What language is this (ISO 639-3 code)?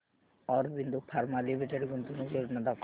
mar